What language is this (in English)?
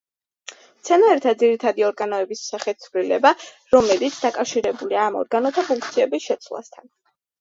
Georgian